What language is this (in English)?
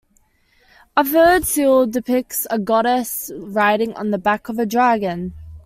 English